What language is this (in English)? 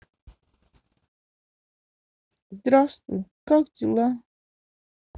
Russian